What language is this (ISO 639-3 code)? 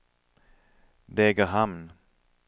swe